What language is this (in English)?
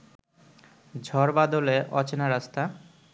Bangla